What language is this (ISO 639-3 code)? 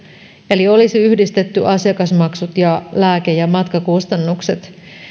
fin